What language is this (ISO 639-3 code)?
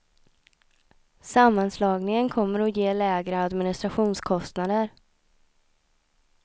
swe